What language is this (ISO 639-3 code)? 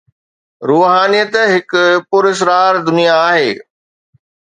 snd